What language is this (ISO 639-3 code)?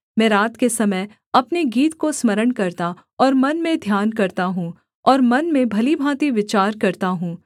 hin